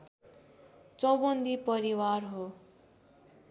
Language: Nepali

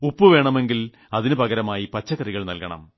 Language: Malayalam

